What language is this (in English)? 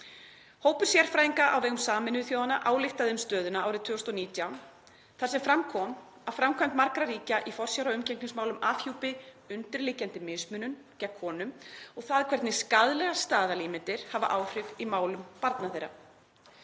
Icelandic